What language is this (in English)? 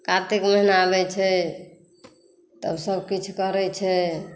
Maithili